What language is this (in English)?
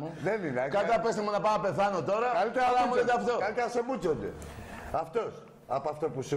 Greek